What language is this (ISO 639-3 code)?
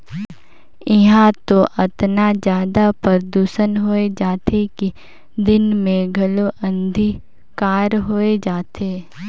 hne